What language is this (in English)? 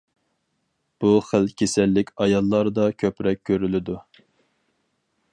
Uyghur